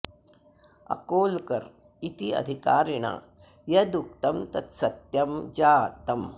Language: Sanskrit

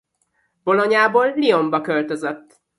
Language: Hungarian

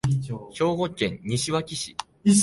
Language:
Japanese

